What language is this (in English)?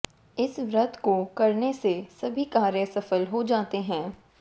Hindi